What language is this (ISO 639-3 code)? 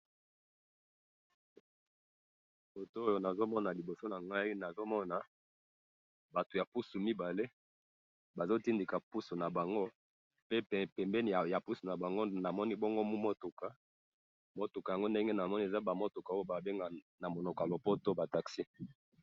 lin